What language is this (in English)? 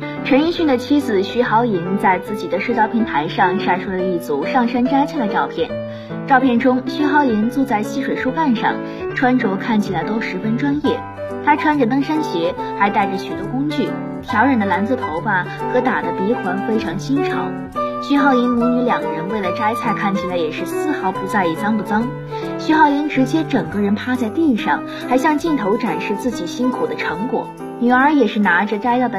Chinese